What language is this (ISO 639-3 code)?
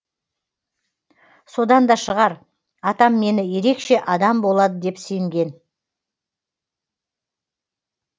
kaz